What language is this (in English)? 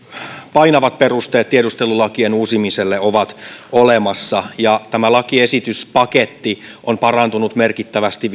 Finnish